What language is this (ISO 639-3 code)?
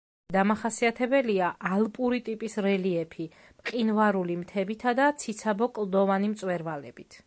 kat